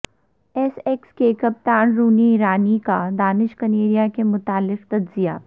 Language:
Urdu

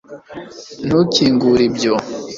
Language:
Kinyarwanda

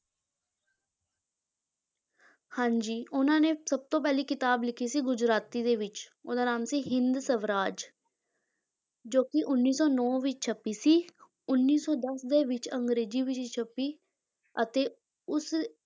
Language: Punjabi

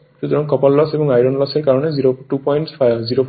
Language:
Bangla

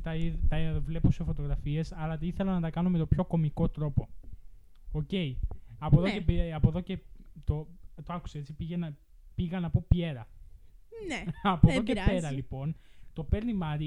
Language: Greek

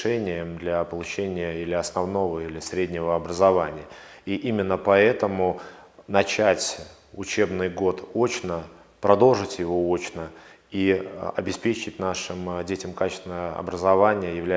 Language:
Russian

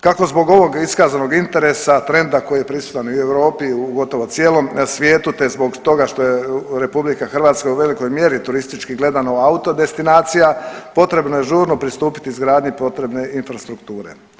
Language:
Croatian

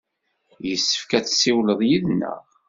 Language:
Kabyle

